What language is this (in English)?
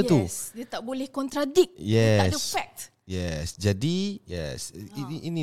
Malay